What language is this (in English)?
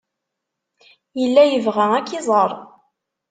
Kabyle